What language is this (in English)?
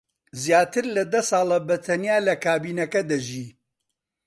Central Kurdish